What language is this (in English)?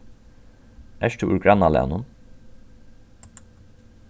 Faroese